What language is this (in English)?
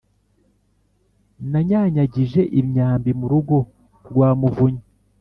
Kinyarwanda